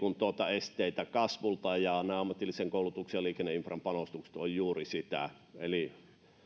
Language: Finnish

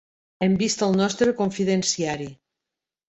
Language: Catalan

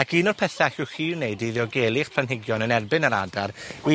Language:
Welsh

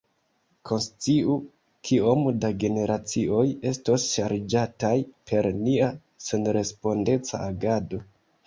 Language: Esperanto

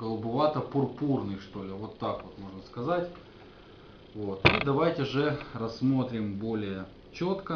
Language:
Russian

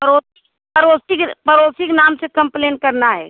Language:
Hindi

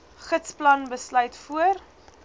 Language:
Afrikaans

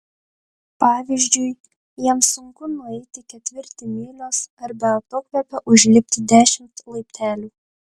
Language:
Lithuanian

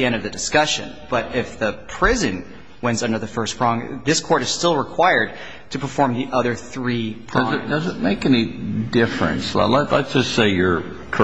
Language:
English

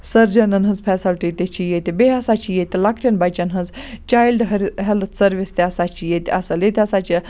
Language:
Kashmiri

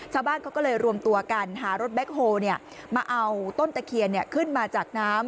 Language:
Thai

